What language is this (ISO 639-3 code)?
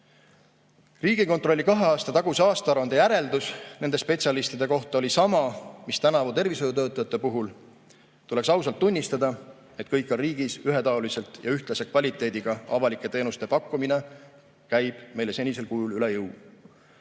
est